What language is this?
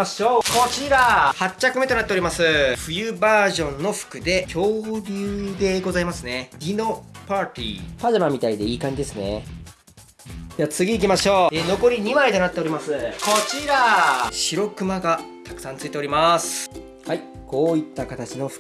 Japanese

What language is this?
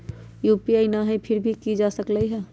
Magahi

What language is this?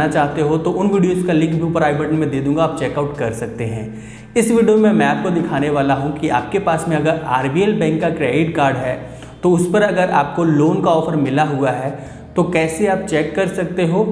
Hindi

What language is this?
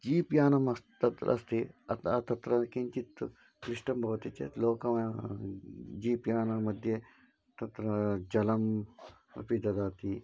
Sanskrit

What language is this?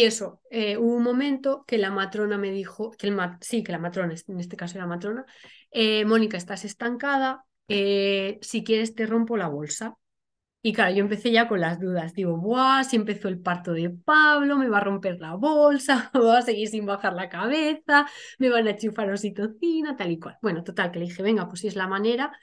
Spanish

